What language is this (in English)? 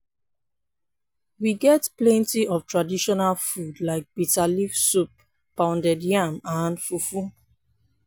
Nigerian Pidgin